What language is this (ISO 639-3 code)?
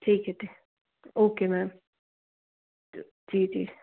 hin